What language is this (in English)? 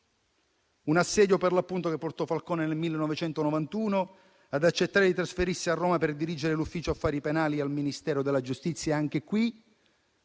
Italian